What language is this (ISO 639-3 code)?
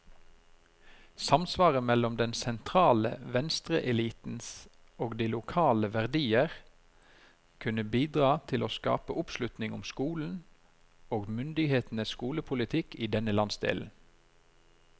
nor